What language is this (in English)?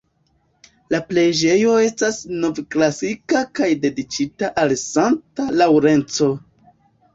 Esperanto